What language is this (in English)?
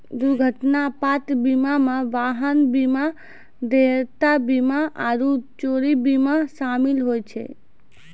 Maithili